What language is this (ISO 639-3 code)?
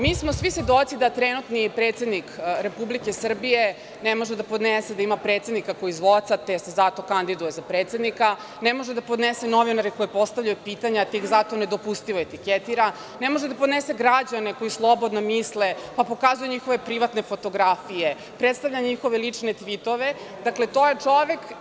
srp